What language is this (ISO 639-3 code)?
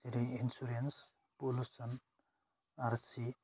brx